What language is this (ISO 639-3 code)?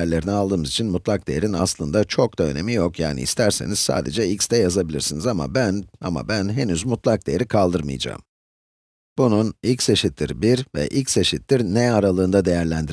tur